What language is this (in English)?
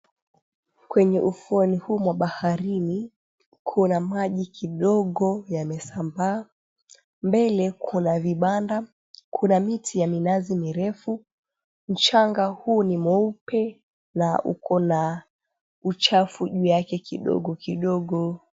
Swahili